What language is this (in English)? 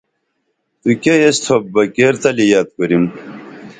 Dameli